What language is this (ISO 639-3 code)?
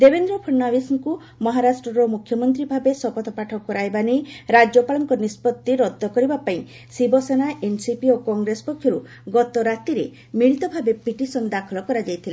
ori